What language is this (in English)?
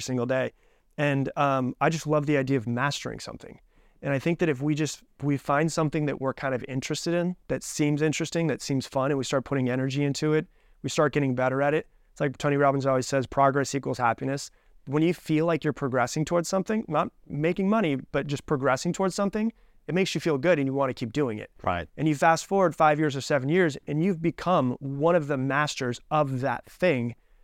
English